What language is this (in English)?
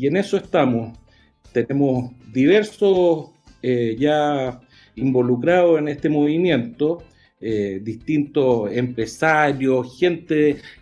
Spanish